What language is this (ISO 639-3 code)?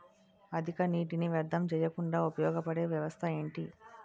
tel